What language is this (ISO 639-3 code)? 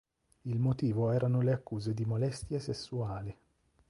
ita